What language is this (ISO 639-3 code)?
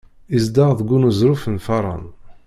kab